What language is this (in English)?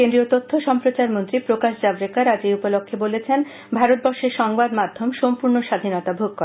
Bangla